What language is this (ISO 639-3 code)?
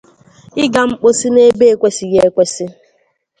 ibo